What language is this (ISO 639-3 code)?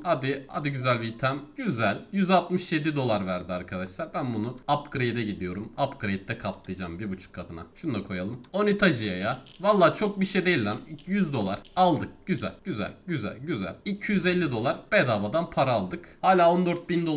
tur